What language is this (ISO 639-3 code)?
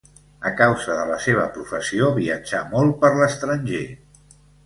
cat